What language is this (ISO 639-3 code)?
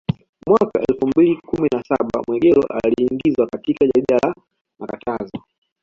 swa